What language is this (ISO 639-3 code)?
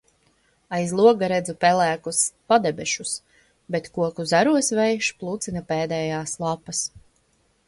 lav